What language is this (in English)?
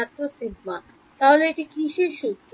Bangla